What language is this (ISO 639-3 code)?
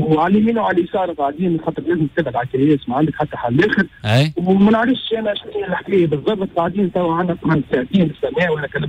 ara